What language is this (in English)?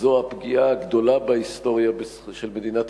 Hebrew